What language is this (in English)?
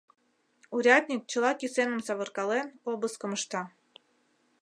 Mari